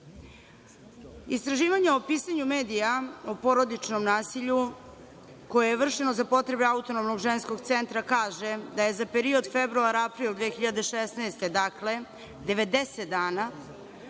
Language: Serbian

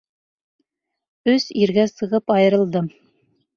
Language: Bashkir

